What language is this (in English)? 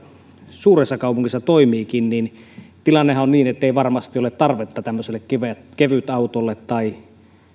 Finnish